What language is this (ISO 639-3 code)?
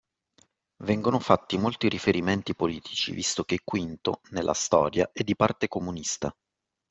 ita